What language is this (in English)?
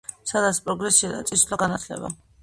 Georgian